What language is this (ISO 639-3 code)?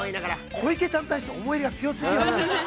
jpn